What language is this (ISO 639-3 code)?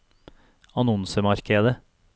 nor